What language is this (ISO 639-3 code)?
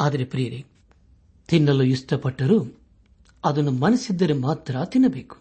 kan